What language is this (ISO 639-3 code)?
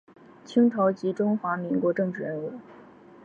zho